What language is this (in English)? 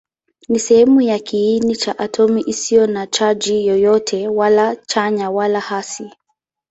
Swahili